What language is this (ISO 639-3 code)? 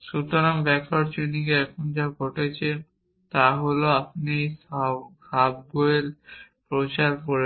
ben